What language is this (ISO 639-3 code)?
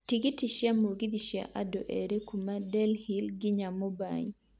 kik